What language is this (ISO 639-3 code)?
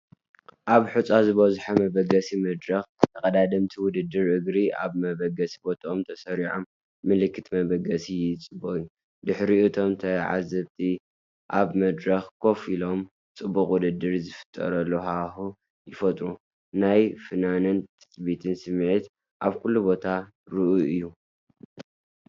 tir